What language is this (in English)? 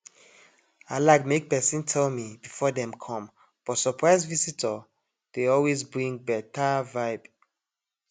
Nigerian Pidgin